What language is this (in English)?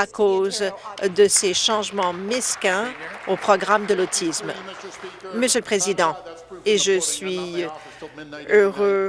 French